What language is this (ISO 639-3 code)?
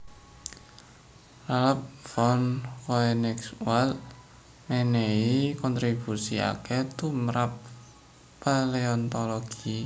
jav